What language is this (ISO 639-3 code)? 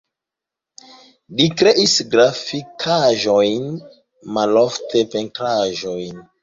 epo